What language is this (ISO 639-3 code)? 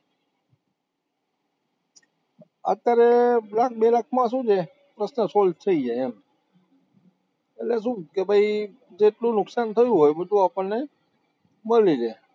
guj